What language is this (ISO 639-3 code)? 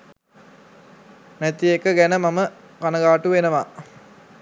sin